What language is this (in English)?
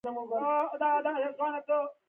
Pashto